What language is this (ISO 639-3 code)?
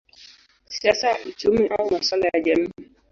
swa